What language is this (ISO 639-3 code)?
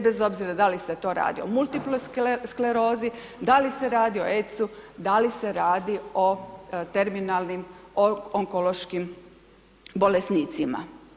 hrv